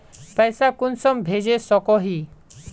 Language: Magahi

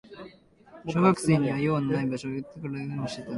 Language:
Japanese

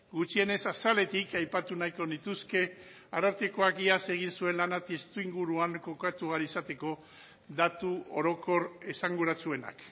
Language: Basque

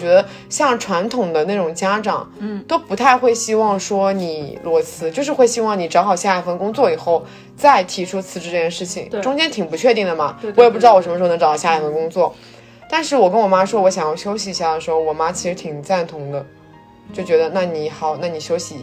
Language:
Chinese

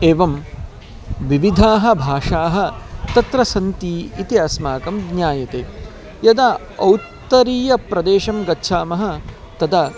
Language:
Sanskrit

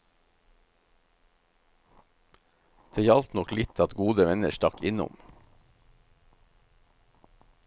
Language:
Norwegian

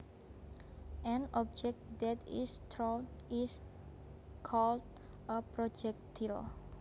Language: Javanese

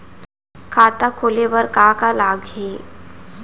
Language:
Chhattisgarhi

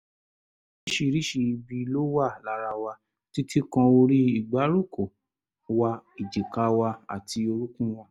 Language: Yoruba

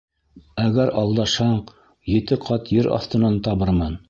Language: Bashkir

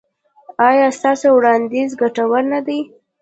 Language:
Pashto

